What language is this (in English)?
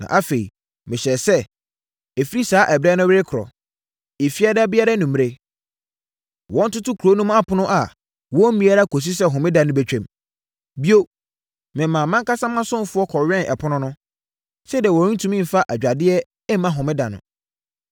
Akan